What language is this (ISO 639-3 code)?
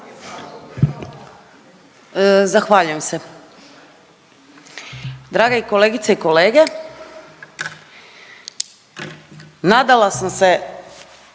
hrv